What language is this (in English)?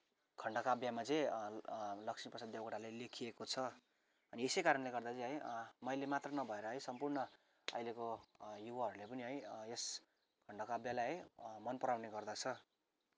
Nepali